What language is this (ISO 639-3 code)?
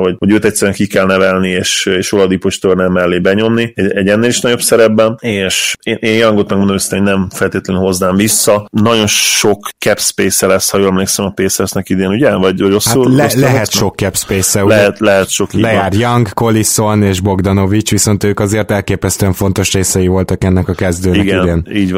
hun